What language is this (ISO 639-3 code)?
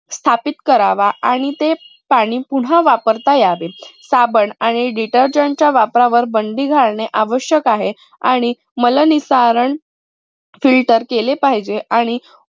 mar